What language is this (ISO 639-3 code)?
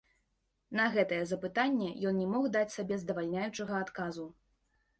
bel